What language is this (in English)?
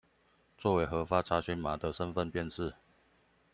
Chinese